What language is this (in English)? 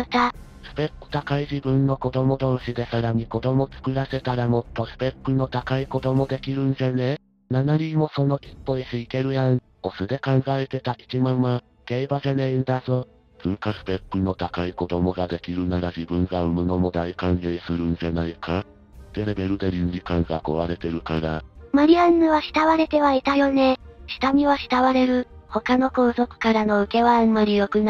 Japanese